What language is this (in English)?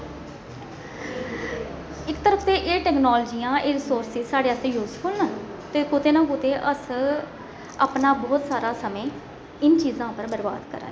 Dogri